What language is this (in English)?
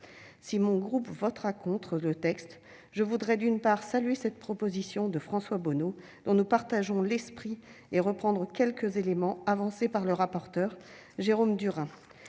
French